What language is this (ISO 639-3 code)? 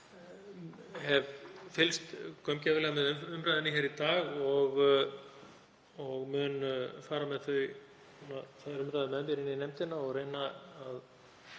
isl